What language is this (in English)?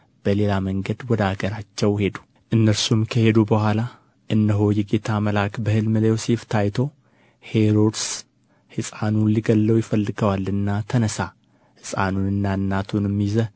Amharic